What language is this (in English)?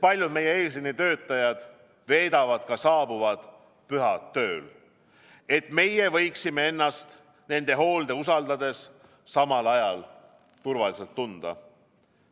Estonian